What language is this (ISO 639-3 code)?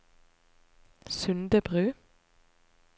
nor